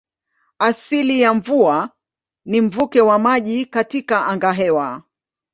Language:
Swahili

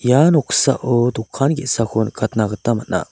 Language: Garo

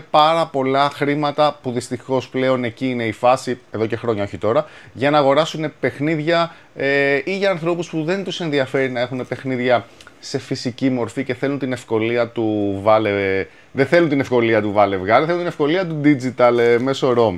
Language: Greek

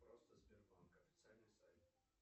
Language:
Russian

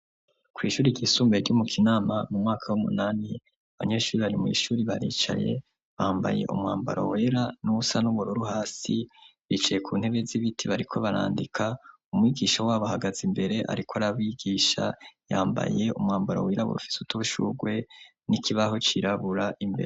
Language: Rundi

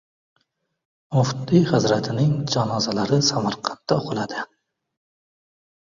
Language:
Uzbek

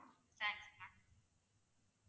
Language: Tamil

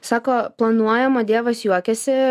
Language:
Lithuanian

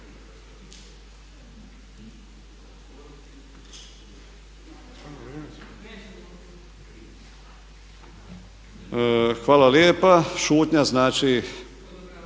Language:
Croatian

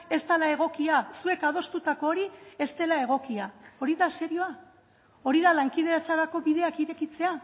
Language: Basque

